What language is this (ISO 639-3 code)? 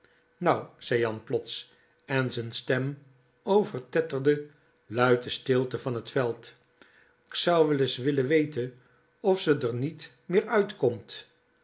nld